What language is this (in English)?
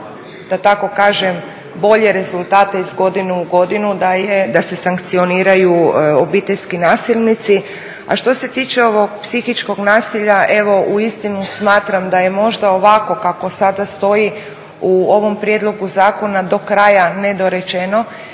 Croatian